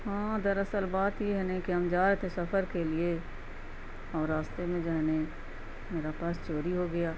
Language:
Urdu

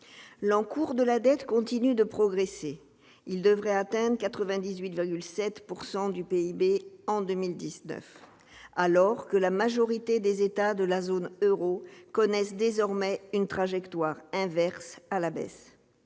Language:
French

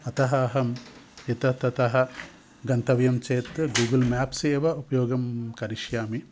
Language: Sanskrit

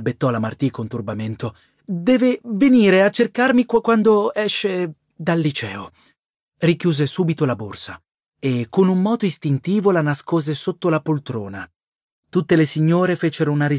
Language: Italian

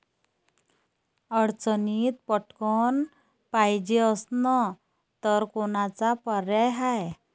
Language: Marathi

